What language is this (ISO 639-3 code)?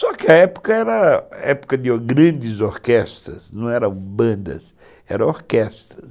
por